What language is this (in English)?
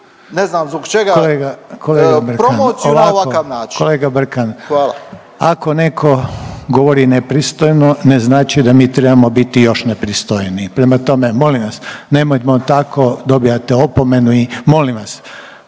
Croatian